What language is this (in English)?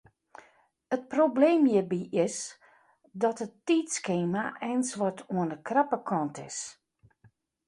Western Frisian